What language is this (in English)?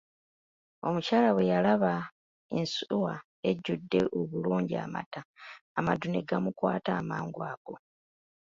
Ganda